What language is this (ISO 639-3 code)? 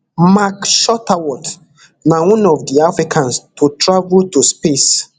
pcm